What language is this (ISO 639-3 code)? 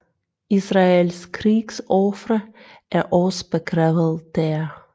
dan